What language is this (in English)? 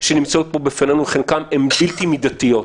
Hebrew